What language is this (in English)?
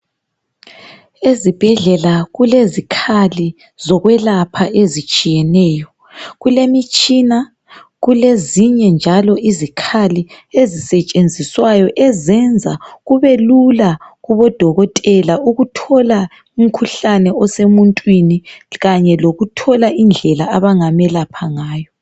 North Ndebele